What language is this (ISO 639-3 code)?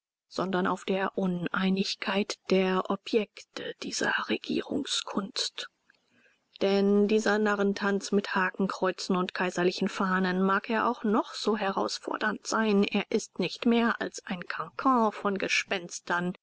deu